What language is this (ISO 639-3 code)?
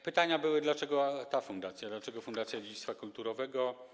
pol